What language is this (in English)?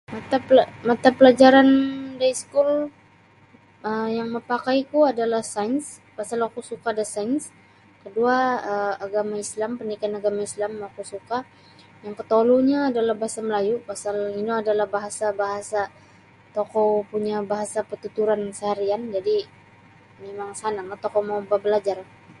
Sabah Bisaya